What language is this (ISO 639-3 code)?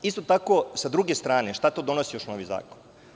srp